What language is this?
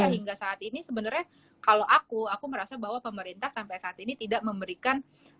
Indonesian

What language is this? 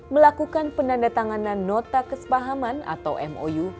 Indonesian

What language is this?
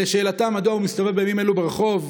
Hebrew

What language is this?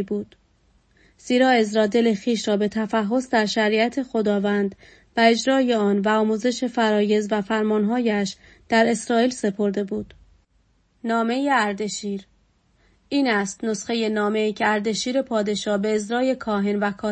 Persian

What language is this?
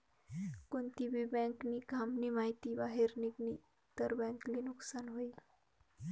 Marathi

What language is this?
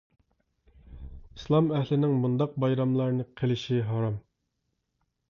Uyghur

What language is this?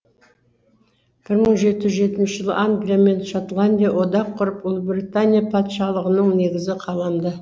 Kazakh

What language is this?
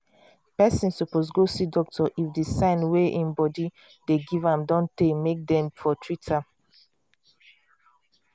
Nigerian Pidgin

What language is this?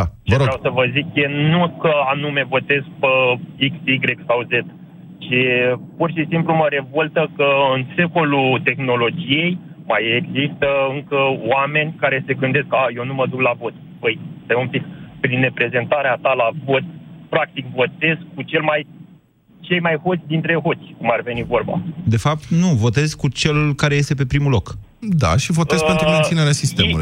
Romanian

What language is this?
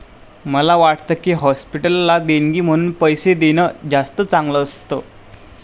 Marathi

